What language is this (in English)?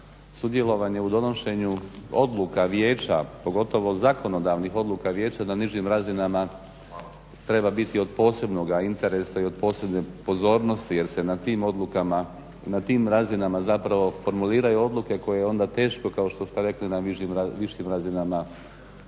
Croatian